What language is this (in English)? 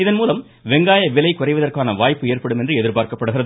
Tamil